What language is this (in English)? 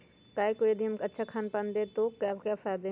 Magahi